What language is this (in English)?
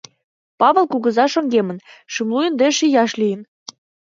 Mari